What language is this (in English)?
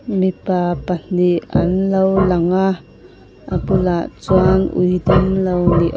Mizo